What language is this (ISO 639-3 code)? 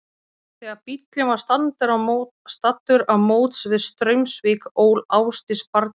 isl